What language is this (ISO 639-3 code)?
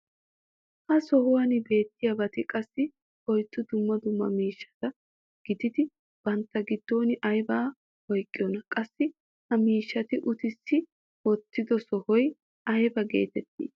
wal